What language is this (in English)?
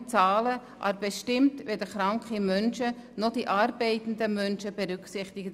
Swiss German